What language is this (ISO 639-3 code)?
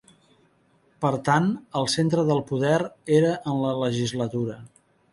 cat